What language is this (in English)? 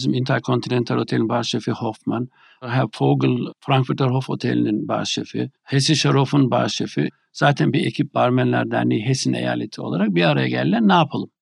Turkish